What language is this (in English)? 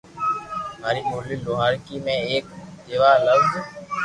Loarki